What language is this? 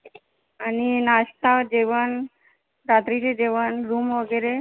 Marathi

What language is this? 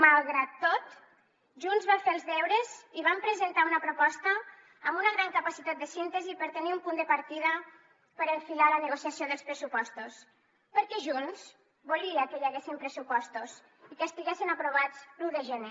Catalan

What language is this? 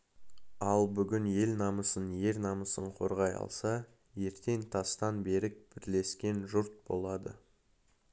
Kazakh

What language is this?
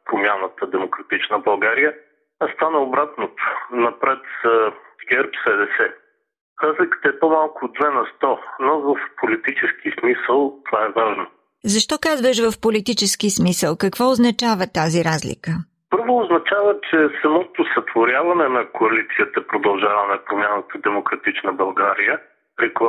Bulgarian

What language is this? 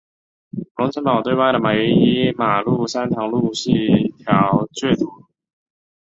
Chinese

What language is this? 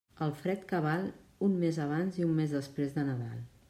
Catalan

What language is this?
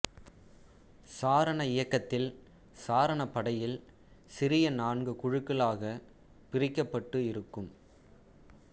Tamil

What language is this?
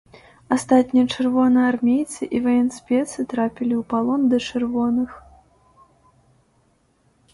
Belarusian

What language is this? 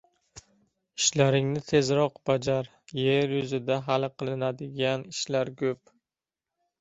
Uzbek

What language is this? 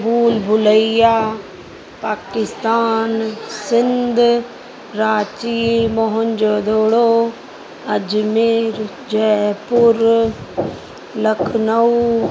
Sindhi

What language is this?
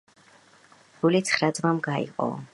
Georgian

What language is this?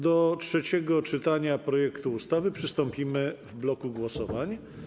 Polish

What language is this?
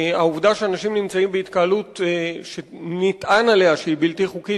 Hebrew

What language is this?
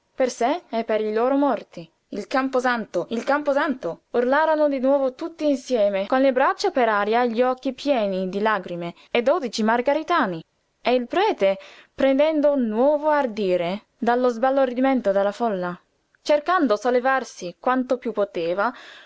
Italian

